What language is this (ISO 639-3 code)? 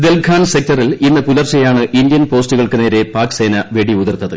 mal